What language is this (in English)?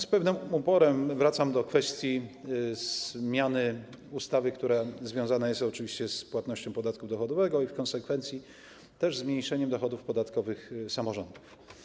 Polish